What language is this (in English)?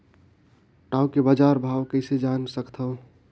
Chhattisgarhi